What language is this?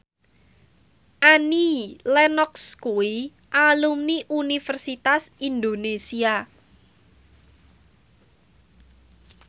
Javanese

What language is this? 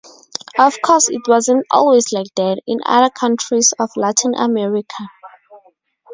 English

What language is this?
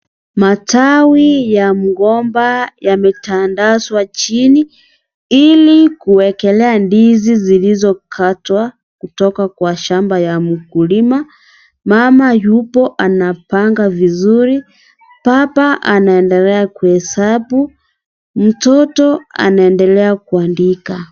Swahili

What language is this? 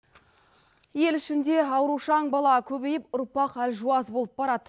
Kazakh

